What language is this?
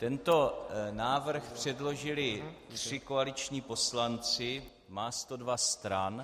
Czech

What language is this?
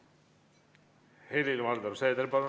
Estonian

